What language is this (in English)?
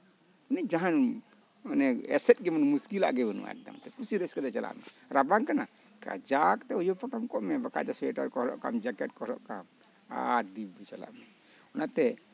Santali